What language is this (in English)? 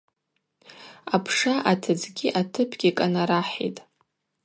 Abaza